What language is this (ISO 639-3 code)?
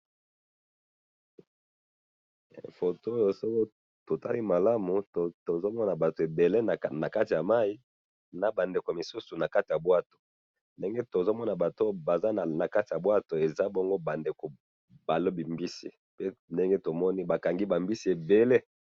lin